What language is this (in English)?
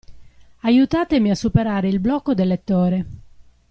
Italian